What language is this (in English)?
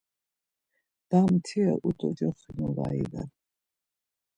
Laz